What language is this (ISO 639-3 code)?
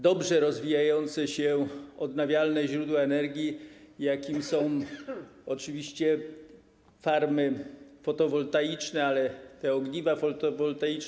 pol